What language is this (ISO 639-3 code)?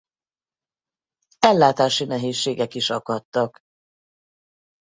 hun